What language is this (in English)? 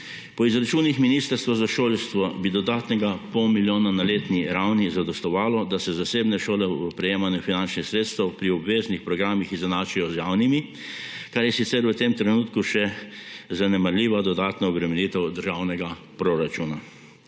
Slovenian